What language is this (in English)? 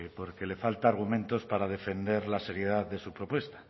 Spanish